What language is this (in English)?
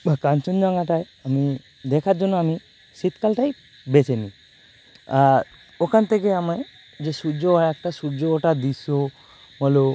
Bangla